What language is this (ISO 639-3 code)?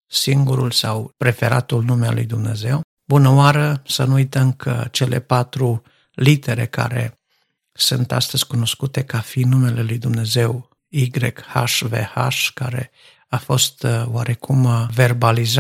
ron